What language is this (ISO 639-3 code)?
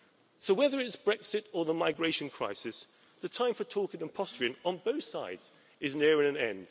eng